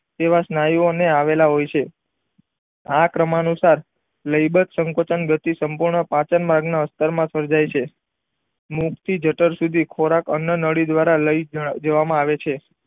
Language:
Gujarati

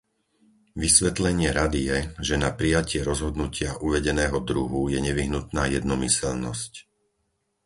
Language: Slovak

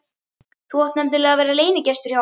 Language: Icelandic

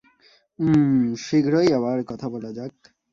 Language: Bangla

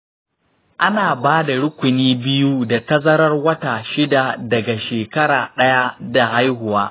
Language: Hausa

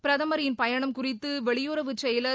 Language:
Tamil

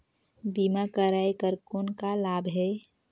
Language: Chhattisgarhi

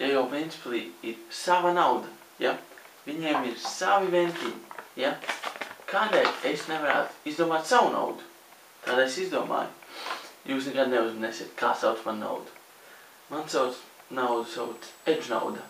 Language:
Latvian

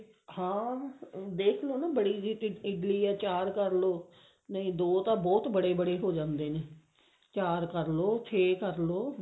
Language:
Punjabi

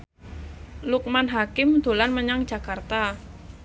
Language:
Javanese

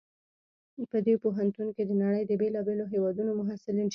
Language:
Pashto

